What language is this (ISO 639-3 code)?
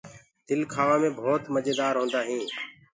ggg